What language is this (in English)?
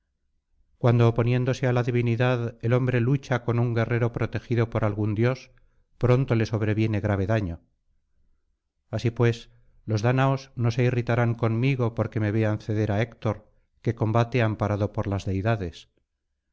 Spanish